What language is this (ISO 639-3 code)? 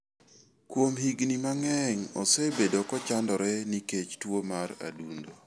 luo